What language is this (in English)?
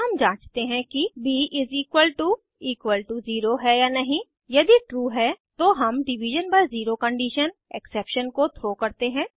Hindi